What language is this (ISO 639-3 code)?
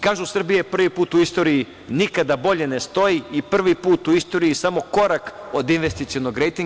srp